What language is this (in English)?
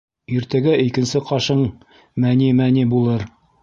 Bashkir